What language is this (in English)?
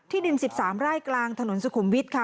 Thai